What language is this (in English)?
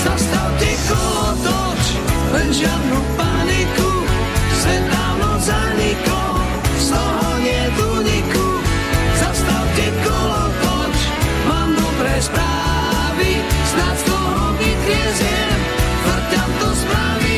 Slovak